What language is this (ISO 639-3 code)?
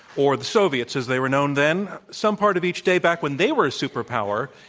eng